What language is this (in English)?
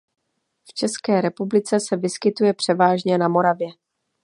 Czech